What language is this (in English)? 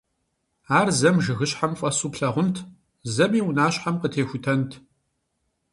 Kabardian